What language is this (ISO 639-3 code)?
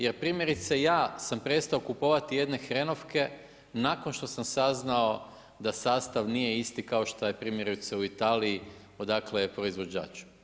hrv